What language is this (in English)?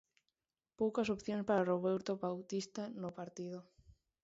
Galician